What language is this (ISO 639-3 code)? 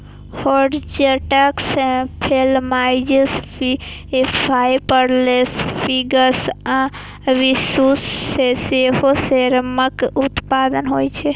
mai